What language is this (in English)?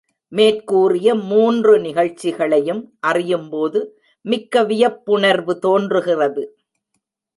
Tamil